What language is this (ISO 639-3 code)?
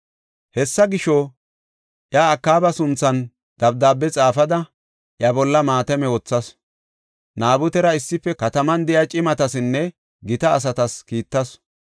gof